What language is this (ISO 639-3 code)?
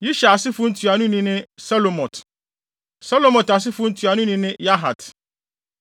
aka